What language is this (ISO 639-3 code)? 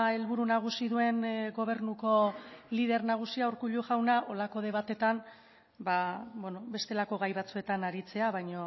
eus